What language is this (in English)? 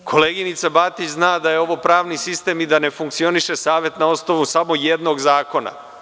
Serbian